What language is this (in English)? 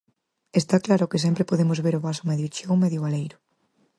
Galician